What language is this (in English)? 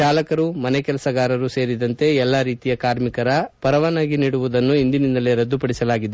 Kannada